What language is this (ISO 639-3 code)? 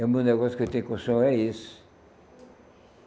por